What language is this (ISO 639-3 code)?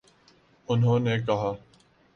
urd